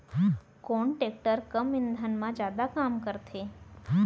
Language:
Chhattisgarhi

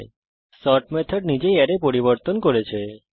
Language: Bangla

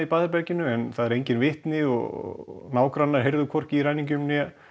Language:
Icelandic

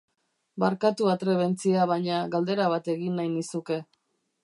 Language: Basque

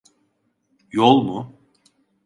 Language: Turkish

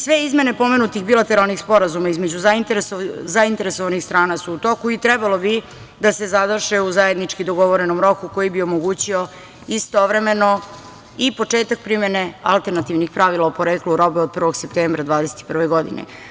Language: Serbian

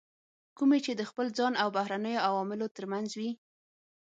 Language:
Pashto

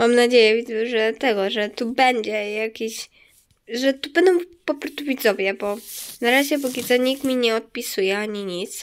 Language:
Polish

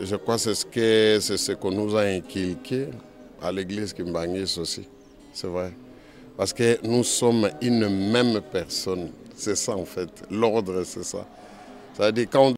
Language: French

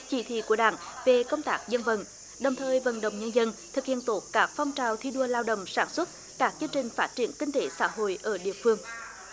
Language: Vietnamese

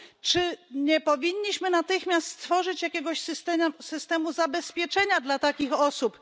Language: Polish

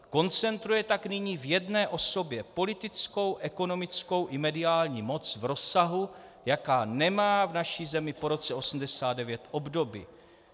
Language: Czech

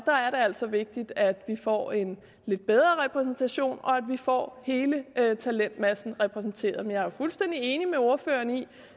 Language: Danish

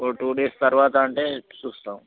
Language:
Telugu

